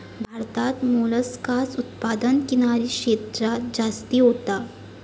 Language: Marathi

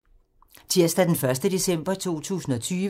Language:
Danish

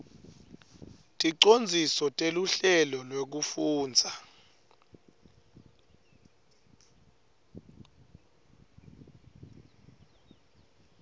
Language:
Swati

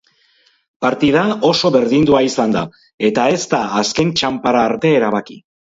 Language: Basque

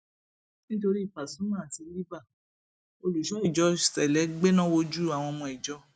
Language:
Yoruba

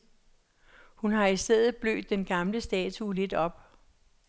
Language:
Danish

